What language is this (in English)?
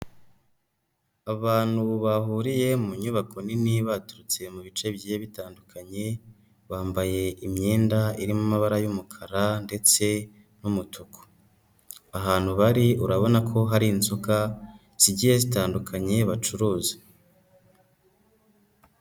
Kinyarwanda